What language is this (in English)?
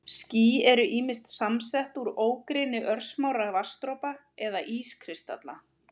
Icelandic